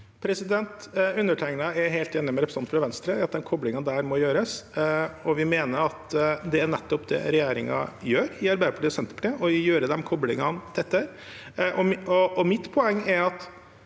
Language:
Norwegian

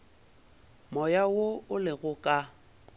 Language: Northern Sotho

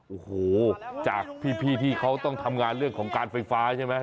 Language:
Thai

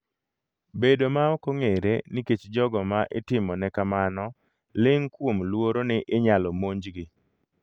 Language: Luo (Kenya and Tanzania)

